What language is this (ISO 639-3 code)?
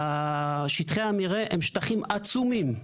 heb